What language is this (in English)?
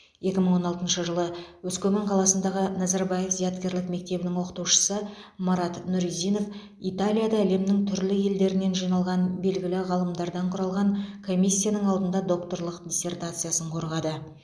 Kazakh